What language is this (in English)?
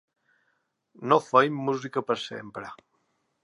Catalan